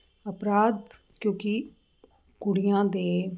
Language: Punjabi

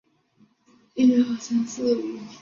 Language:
Chinese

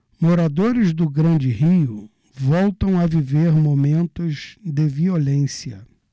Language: Portuguese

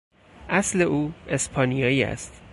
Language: Persian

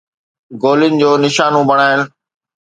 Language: Sindhi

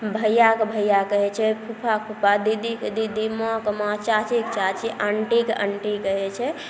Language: Maithili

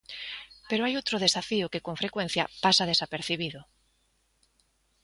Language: Galician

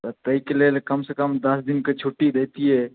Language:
Maithili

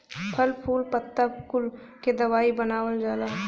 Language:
Bhojpuri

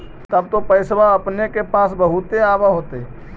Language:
Magahi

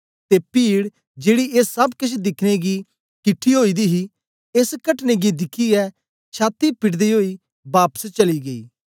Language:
Dogri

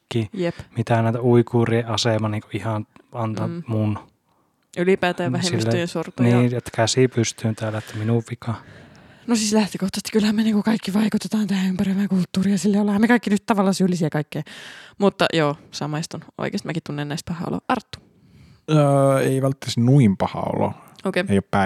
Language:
Finnish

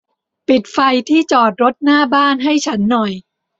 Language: Thai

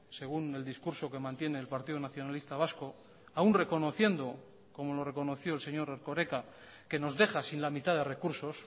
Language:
Spanish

